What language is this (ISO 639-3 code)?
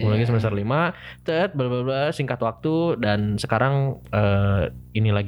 ind